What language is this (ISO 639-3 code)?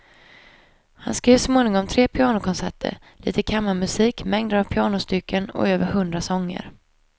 swe